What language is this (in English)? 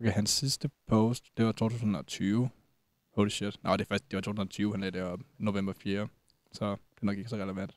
Danish